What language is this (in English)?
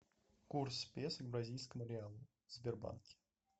Russian